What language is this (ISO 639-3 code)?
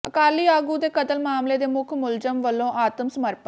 pan